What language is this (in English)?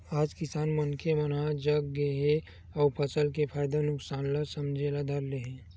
Chhattisgarhi